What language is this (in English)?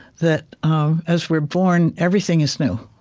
English